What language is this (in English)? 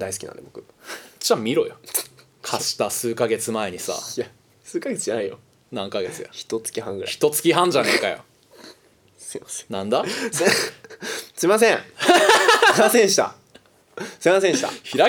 Japanese